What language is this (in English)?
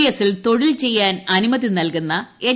Malayalam